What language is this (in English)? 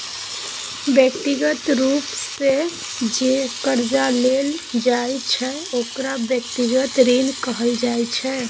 Maithili